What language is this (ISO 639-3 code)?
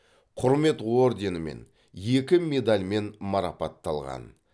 kaz